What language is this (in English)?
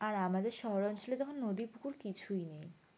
Bangla